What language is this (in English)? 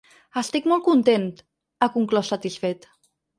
Catalan